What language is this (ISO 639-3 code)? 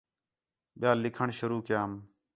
xhe